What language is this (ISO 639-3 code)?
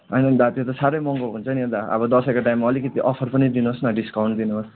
nep